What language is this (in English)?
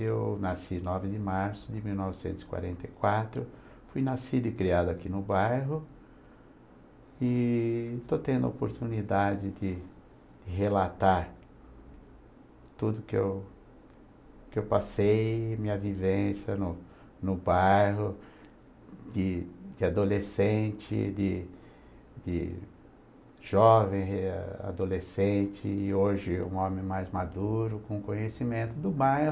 Portuguese